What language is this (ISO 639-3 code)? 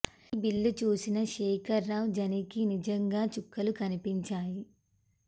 tel